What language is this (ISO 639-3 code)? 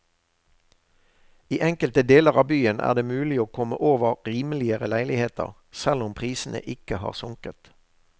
nor